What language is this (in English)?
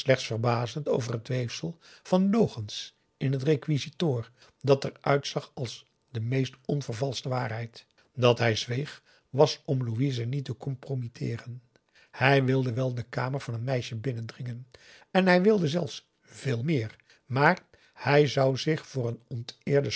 Dutch